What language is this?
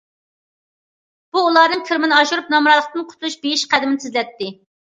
Uyghur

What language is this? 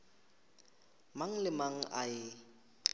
Northern Sotho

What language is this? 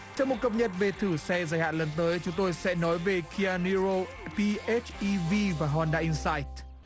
Vietnamese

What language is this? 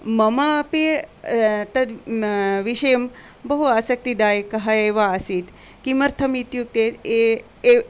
Sanskrit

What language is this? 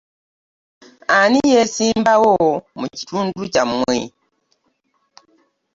Ganda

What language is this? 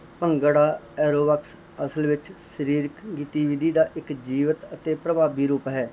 Punjabi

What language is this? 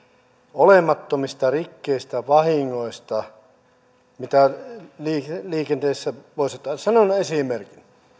Finnish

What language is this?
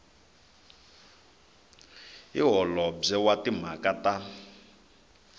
Tsonga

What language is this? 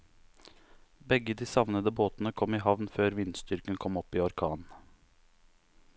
Norwegian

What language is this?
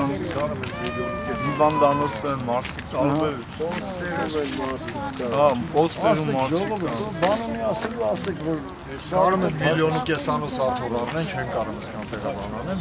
Turkish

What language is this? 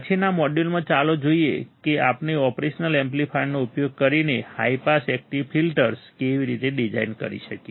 Gujarati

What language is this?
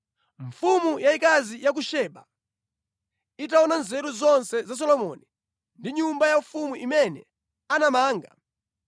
Nyanja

